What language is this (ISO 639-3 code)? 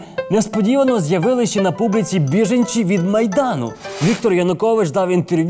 ukr